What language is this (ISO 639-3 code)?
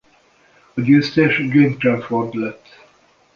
hun